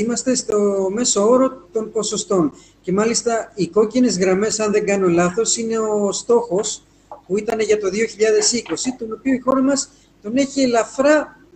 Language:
Greek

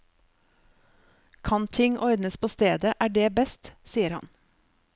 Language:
Norwegian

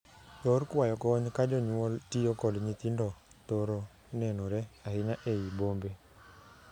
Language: Luo (Kenya and Tanzania)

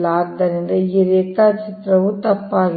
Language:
Kannada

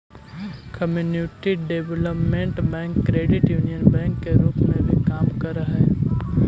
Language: Magahi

